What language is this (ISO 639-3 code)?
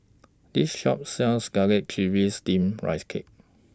eng